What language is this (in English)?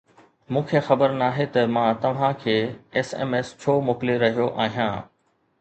Sindhi